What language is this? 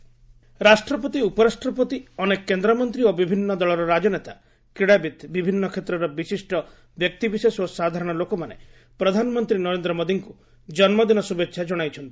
Odia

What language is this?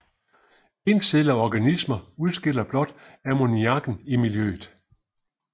Danish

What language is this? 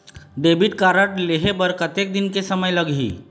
Chhattisgarhi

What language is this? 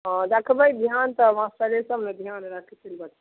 Maithili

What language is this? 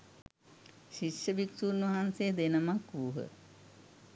Sinhala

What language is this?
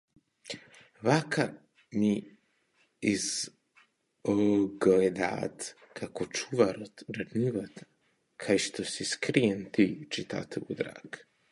Macedonian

